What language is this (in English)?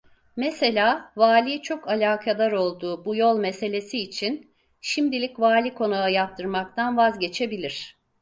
Turkish